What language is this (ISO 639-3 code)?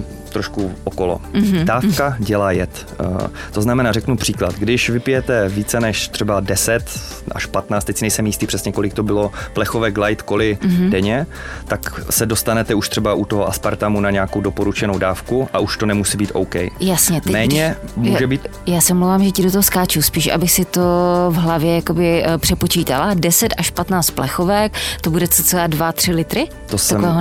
ces